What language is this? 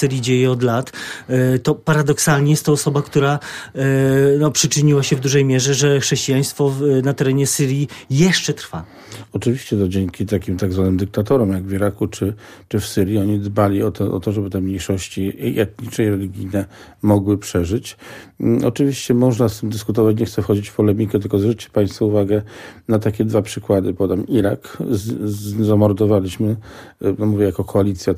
Polish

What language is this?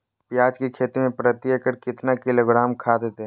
Magahi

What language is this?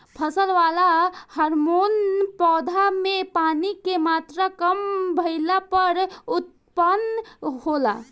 Bhojpuri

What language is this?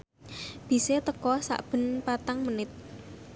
Javanese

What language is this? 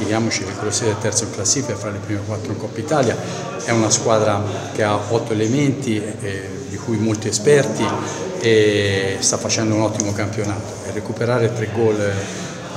Italian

